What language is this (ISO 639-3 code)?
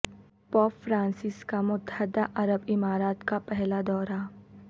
urd